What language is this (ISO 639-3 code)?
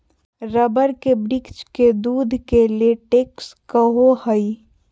mag